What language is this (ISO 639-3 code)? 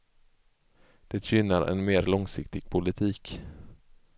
swe